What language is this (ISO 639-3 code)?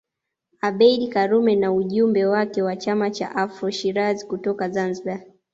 swa